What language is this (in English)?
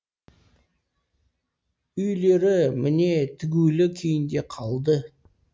Kazakh